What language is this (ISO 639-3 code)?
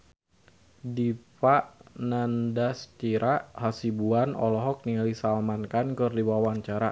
sun